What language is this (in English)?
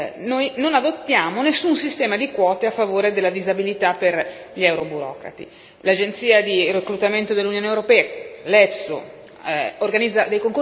Italian